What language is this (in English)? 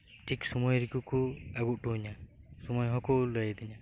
Santali